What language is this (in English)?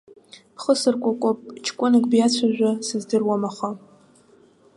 Abkhazian